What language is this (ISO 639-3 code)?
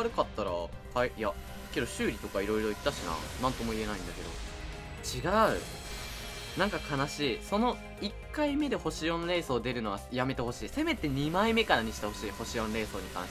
jpn